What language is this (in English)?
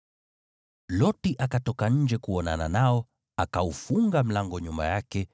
Swahili